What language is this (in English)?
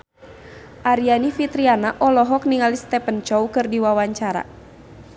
Sundanese